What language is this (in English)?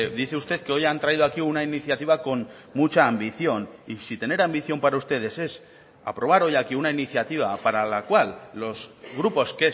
Spanish